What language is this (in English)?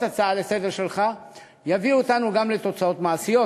Hebrew